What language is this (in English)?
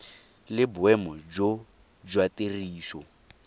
Tswana